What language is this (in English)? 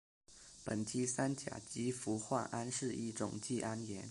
Chinese